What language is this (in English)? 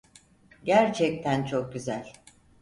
Turkish